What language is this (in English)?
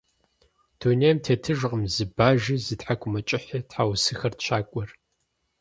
Kabardian